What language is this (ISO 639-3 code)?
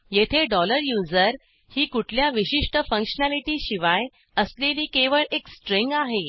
mar